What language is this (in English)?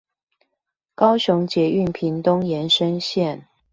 Chinese